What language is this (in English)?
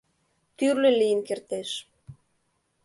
Mari